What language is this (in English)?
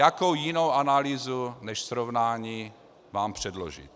Czech